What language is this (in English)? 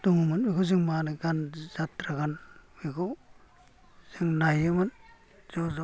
Bodo